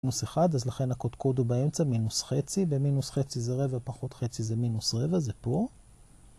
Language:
Hebrew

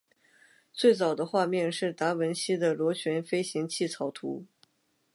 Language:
Chinese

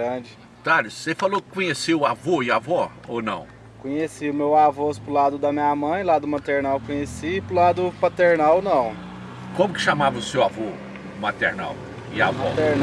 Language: Portuguese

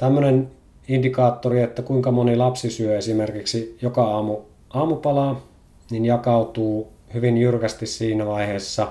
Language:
Finnish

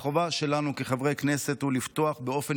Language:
Hebrew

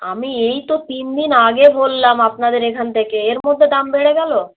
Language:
Bangla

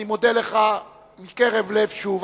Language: Hebrew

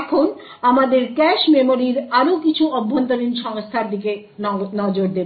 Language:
Bangla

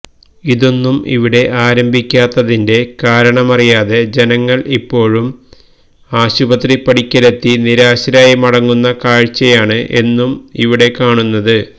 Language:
Malayalam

